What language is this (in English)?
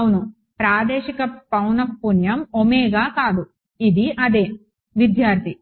Telugu